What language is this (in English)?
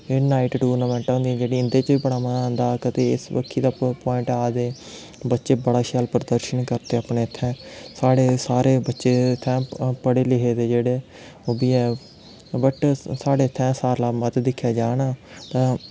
Dogri